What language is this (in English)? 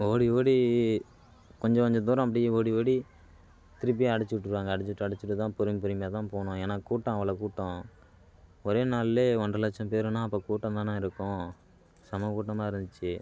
Tamil